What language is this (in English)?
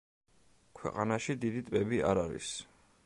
Georgian